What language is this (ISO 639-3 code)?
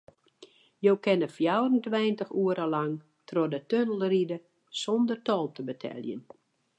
fry